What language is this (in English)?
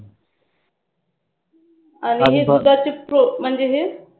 Marathi